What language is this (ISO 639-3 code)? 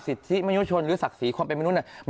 tha